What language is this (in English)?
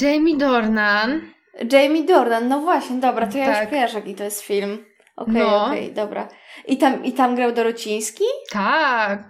Polish